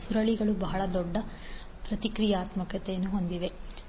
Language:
Kannada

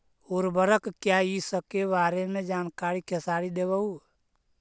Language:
Magahi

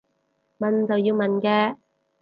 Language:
Cantonese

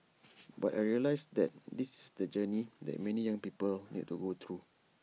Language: English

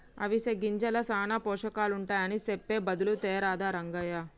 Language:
Telugu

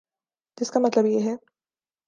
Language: Urdu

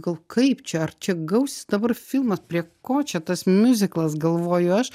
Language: Lithuanian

